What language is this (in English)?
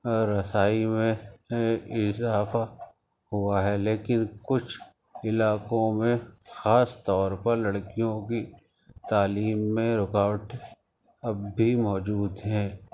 Urdu